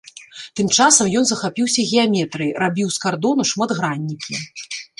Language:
Belarusian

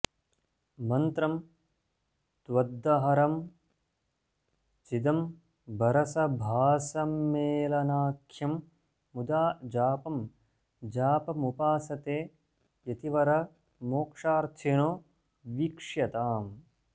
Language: Sanskrit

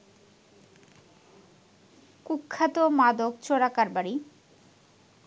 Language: Bangla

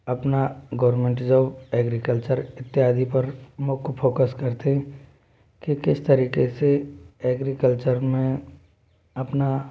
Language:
Hindi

